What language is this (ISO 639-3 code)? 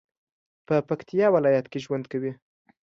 pus